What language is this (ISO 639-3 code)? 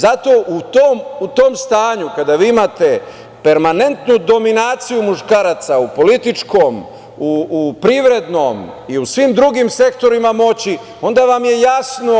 srp